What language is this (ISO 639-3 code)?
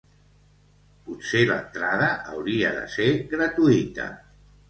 cat